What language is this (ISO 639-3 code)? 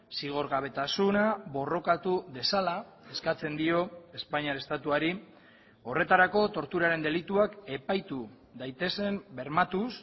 eus